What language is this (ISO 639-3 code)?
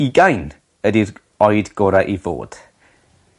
cym